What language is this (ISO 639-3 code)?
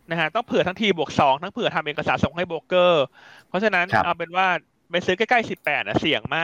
tha